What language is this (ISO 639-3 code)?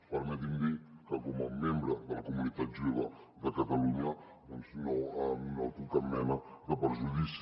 cat